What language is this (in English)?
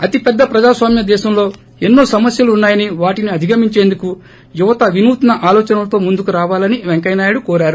Telugu